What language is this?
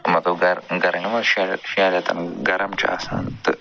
Kashmiri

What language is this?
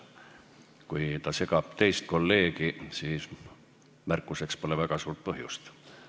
Estonian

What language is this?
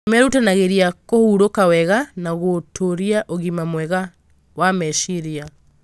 Kikuyu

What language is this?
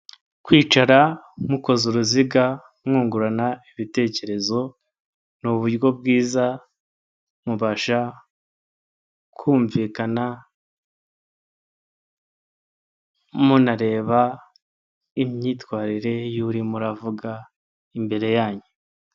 Kinyarwanda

